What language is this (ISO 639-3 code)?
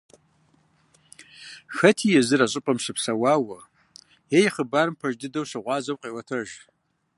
kbd